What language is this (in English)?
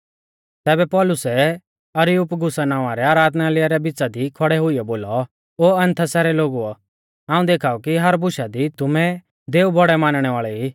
Mahasu Pahari